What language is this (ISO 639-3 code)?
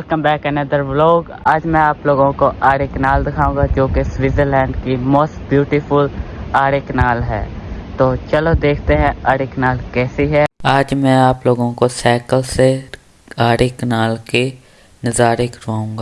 urd